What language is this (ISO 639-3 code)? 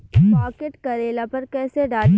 bho